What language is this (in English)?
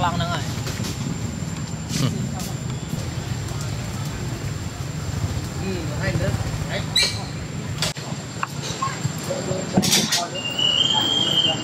Arabic